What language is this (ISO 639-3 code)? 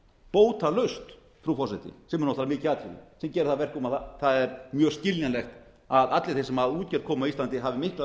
isl